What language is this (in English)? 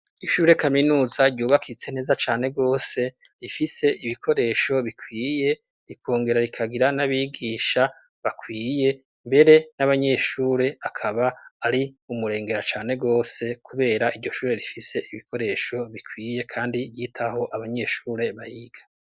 Rundi